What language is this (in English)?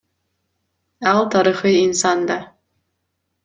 Kyrgyz